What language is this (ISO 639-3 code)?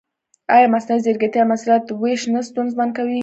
pus